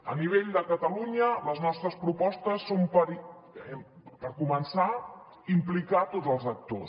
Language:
Catalan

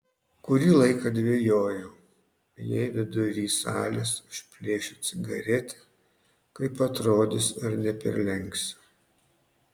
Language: Lithuanian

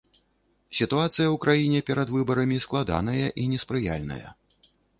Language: Belarusian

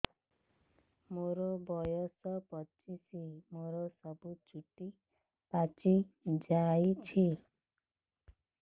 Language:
Odia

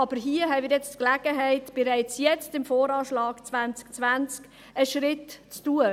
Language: Swiss German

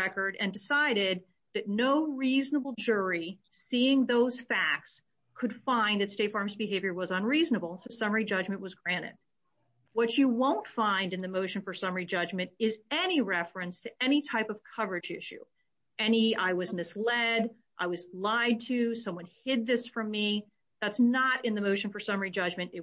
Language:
English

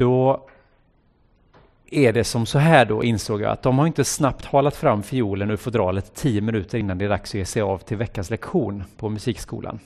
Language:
Swedish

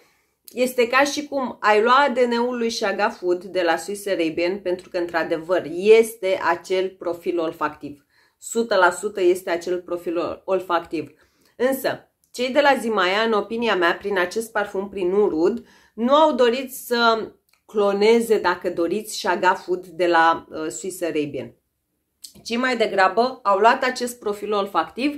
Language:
Romanian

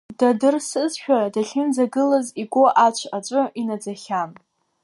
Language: Abkhazian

